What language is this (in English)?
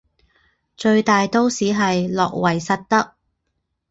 Chinese